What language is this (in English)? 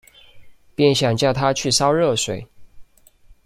Chinese